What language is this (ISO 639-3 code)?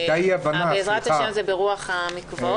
heb